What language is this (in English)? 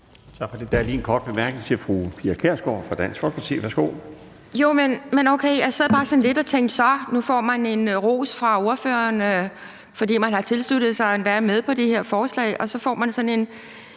Danish